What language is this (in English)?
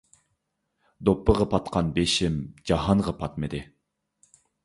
Uyghur